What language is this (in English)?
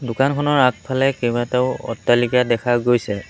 Assamese